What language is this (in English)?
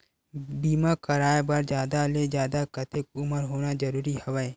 Chhattisgarhi